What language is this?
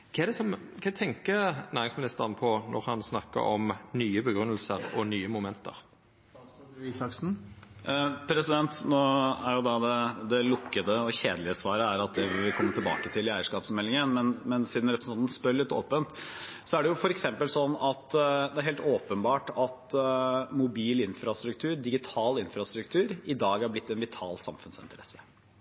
Norwegian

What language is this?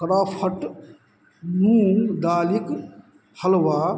Maithili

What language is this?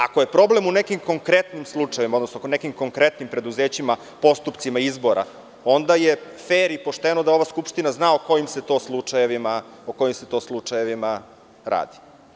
Serbian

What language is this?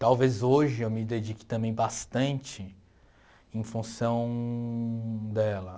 Portuguese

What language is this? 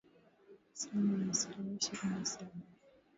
Swahili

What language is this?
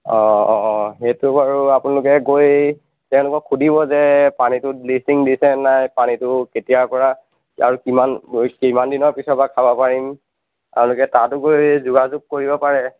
Assamese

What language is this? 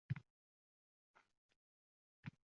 Uzbek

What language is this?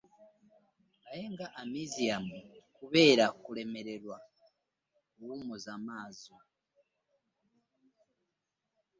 Ganda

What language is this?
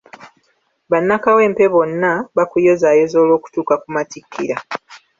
Ganda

